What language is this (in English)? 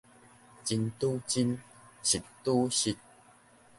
Min Nan Chinese